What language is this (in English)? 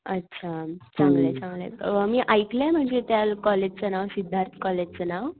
Marathi